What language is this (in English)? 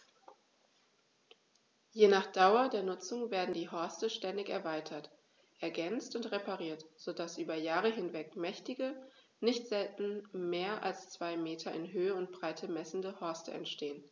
German